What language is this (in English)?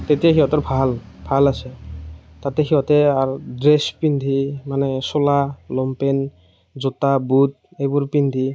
Assamese